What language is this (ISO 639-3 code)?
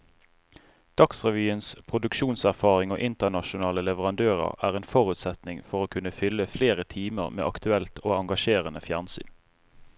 nor